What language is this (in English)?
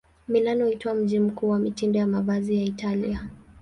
Swahili